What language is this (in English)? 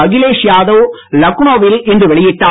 Tamil